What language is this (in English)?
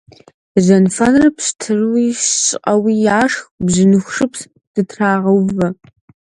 Kabardian